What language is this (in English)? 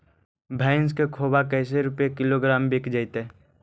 Magahi